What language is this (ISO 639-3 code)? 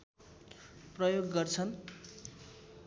nep